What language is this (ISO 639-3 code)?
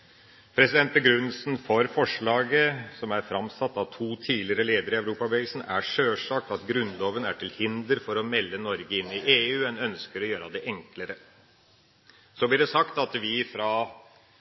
nob